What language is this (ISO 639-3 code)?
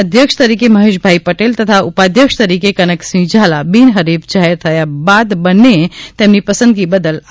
guj